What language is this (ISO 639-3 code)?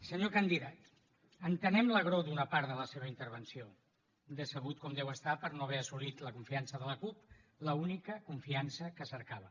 cat